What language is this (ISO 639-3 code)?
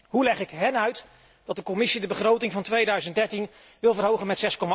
nld